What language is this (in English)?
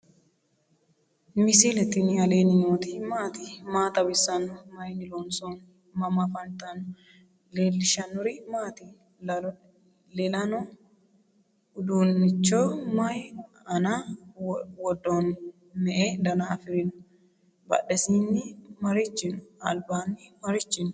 Sidamo